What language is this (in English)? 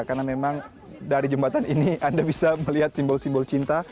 Indonesian